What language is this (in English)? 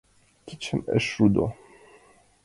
Mari